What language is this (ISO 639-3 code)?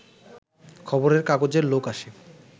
ben